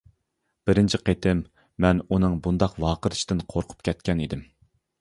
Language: Uyghur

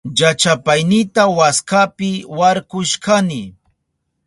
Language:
Southern Pastaza Quechua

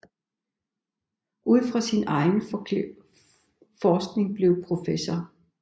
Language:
Danish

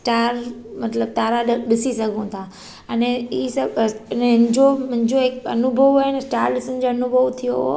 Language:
Sindhi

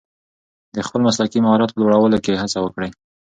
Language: Pashto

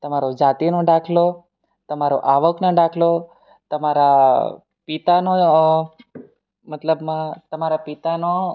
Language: Gujarati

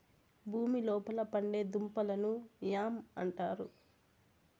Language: Telugu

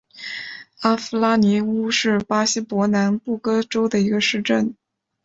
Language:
Chinese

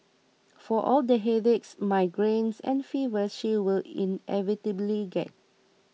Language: English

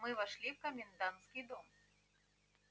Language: Russian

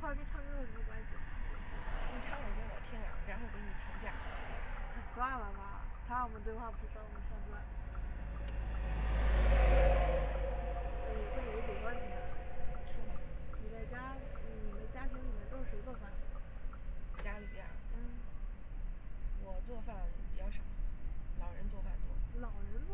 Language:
Chinese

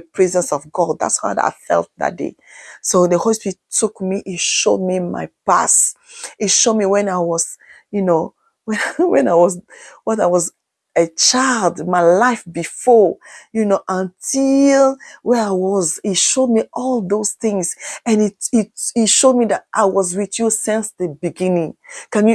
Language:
English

